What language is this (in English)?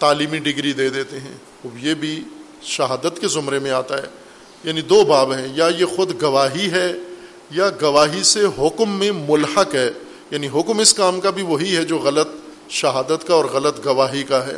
Urdu